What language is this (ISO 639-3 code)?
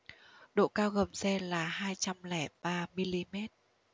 vie